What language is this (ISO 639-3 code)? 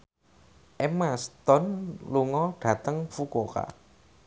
jav